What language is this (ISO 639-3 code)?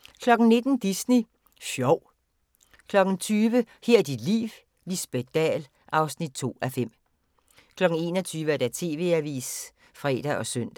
dan